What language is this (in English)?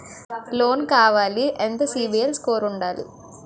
Telugu